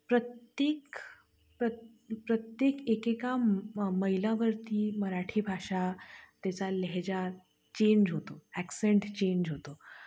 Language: Marathi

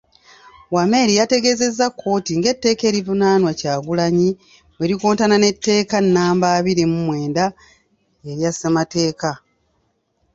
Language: Ganda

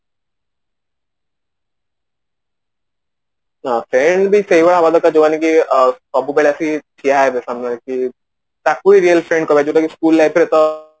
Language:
Odia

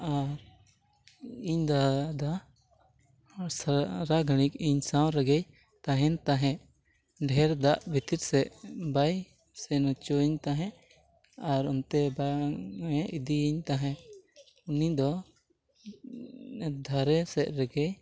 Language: Santali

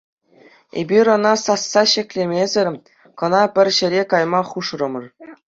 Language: Chuvash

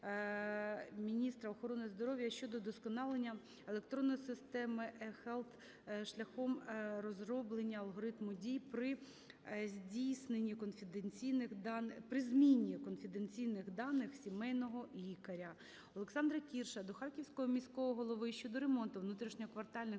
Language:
Ukrainian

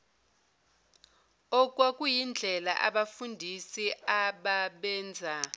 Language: Zulu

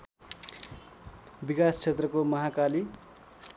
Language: Nepali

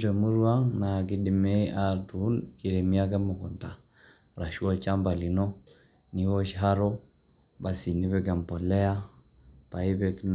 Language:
Masai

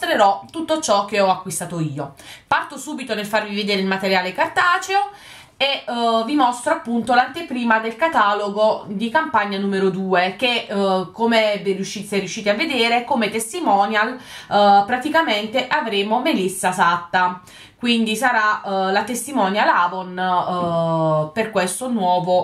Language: Italian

